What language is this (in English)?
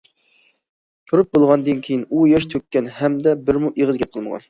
Uyghur